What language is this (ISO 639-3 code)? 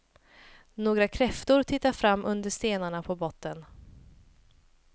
swe